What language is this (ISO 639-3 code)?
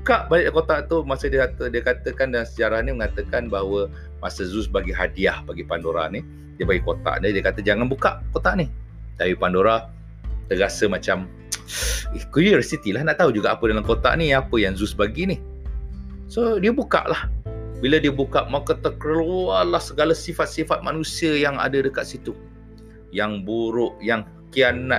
msa